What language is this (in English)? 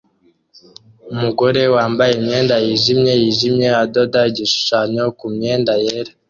Kinyarwanda